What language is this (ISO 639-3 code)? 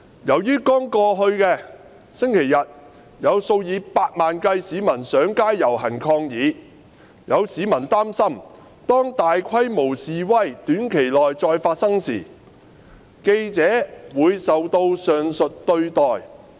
yue